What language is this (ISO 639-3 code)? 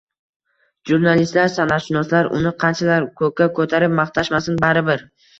uzb